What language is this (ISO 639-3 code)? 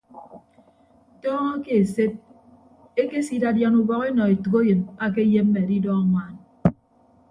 ibb